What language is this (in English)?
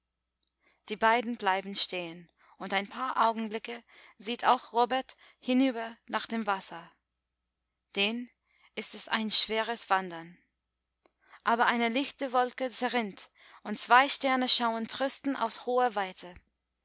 German